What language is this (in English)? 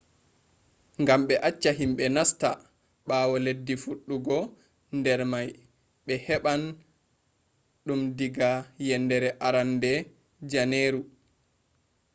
Fula